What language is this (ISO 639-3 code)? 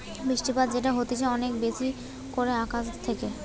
ben